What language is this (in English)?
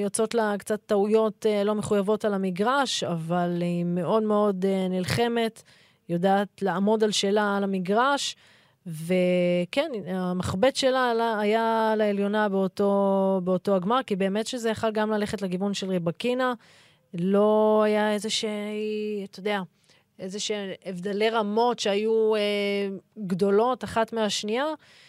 Hebrew